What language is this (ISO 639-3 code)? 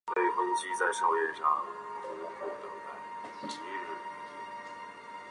zho